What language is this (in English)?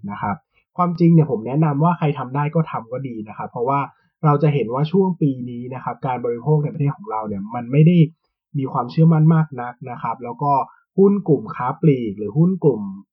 Thai